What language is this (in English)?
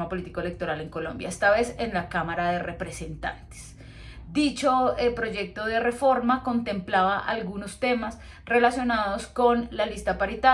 Spanish